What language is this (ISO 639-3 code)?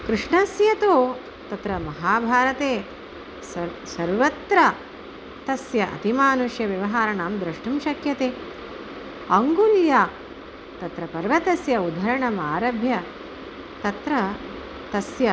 san